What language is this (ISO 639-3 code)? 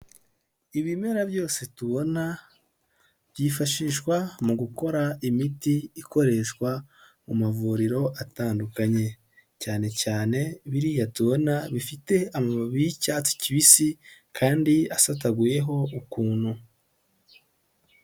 kin